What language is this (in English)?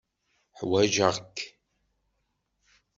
Kabyle